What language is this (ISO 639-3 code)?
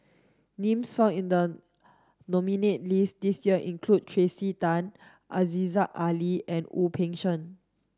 eng